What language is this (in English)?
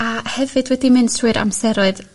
Welsh